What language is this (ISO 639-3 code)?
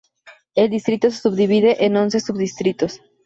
spa